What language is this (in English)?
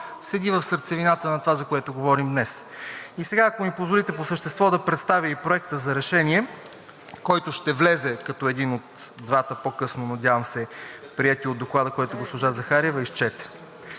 Bulgarian